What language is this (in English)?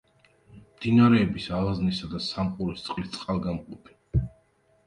Georgian